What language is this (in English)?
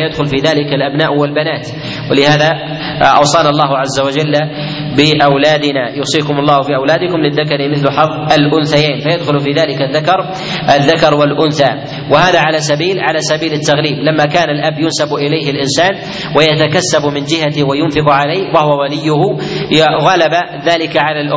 Arabic